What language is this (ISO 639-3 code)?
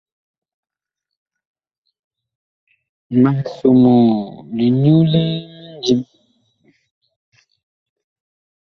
bkh